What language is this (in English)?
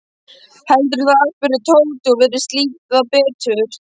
Icelandic